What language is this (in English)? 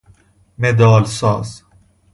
Persian